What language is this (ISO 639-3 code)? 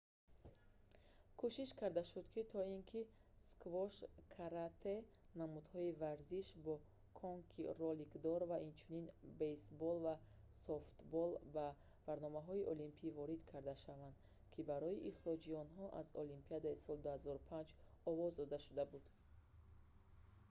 tgk